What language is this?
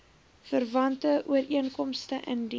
Afrikaans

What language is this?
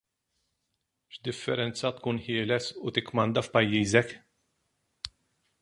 Maltese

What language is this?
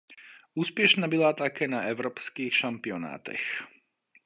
Czech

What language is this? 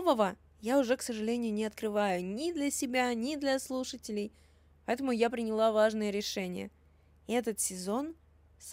Russian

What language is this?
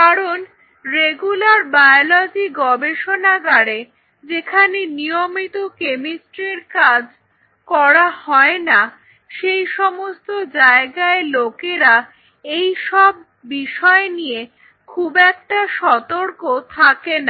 Bangla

